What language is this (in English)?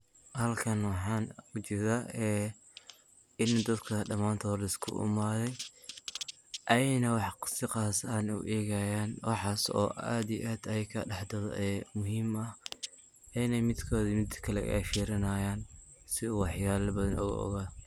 Somali